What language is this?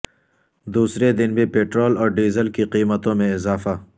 Urdu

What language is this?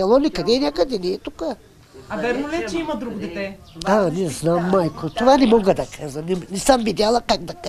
Bulgarian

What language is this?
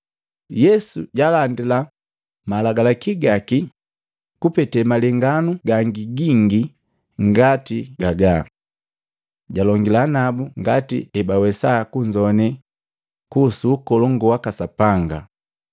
Matengo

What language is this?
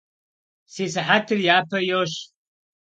Kabardian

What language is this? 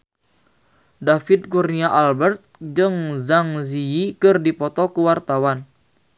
Sundanese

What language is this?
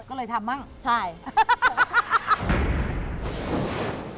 Thai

